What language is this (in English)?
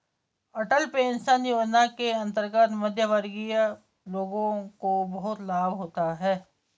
Hindi